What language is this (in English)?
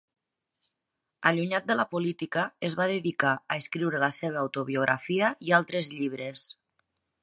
Catalan